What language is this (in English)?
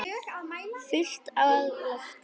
Icelandic